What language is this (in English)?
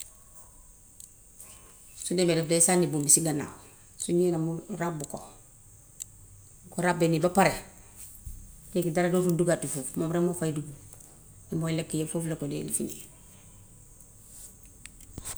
Gambian Wolof